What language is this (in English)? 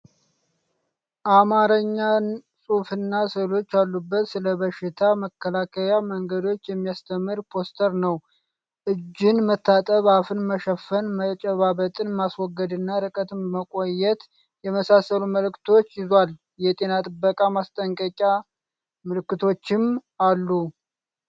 Amharic